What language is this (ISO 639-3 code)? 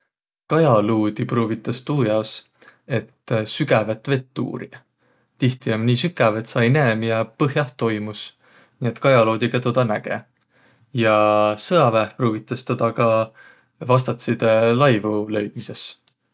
vro